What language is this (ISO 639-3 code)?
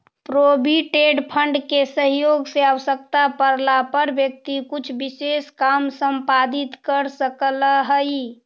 mag